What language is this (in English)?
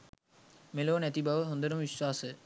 Sinhala